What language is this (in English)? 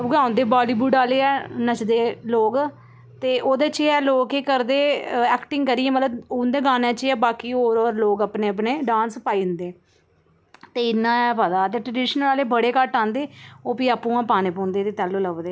Dogri